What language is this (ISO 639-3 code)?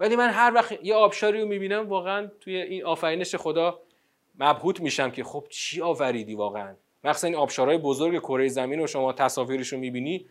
fas